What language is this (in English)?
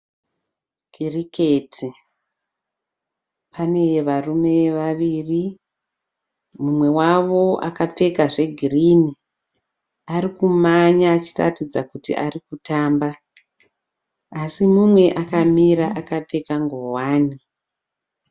Shona